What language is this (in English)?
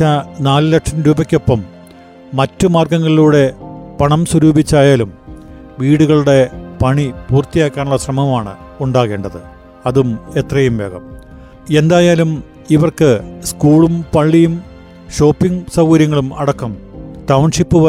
Malayalam